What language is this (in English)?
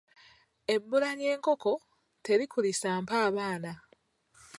Ganda